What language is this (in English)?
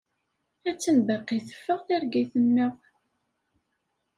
Kabyle